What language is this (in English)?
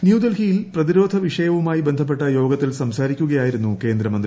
Malayalam